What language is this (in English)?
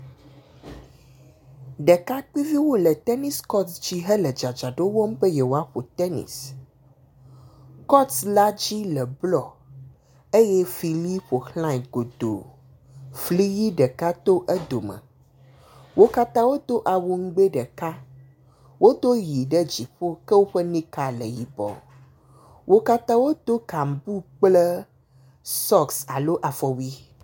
Ewe